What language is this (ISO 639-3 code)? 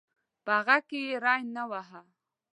pus